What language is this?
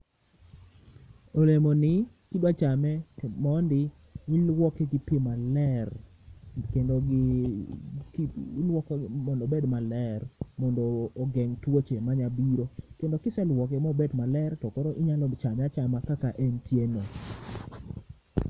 Luo (Kenya and Tanzania)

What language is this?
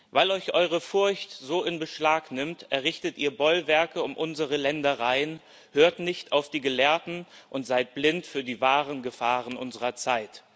German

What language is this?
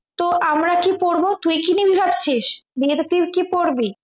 Bangla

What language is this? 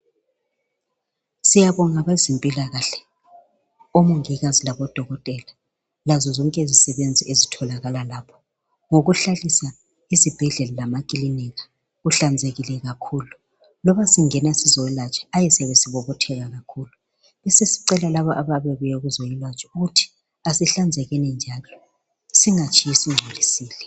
North Ndebele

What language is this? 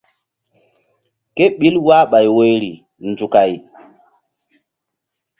Mbum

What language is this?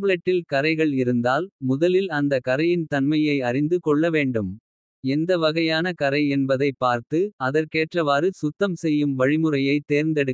Kota (India)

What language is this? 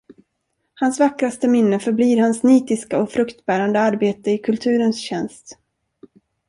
Swedish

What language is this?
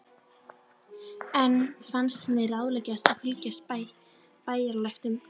Icelandic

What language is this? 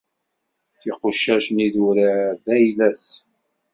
Kabyle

